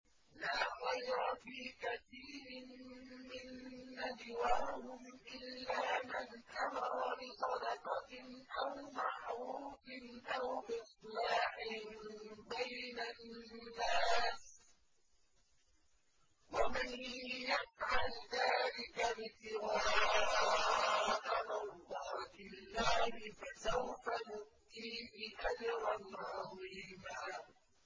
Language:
Arabic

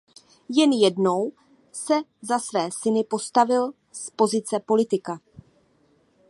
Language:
Czech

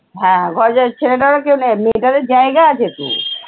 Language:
Bangla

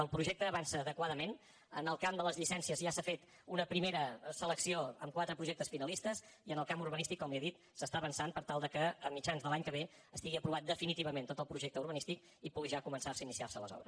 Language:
Catalan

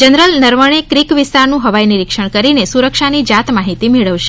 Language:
Gujarati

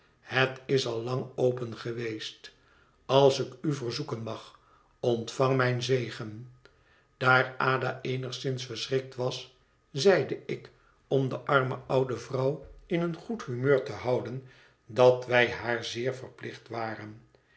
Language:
Dutch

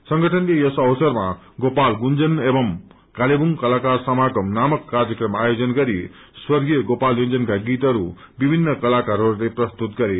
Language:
Nepali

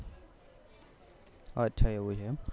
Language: Gujarati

